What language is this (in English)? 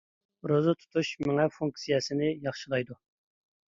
Uyghur